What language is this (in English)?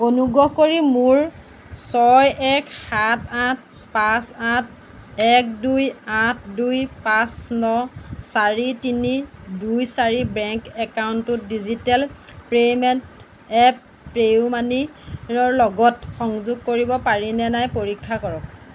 Assamese